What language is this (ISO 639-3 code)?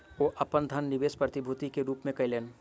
mai